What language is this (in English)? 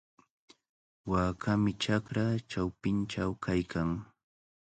Cajatambo North Lima Quechua